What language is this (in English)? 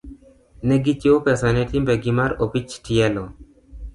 Luo (Kenya and Tanzania)